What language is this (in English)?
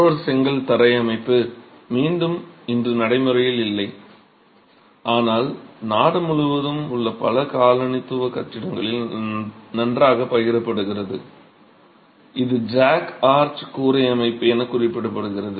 Tamil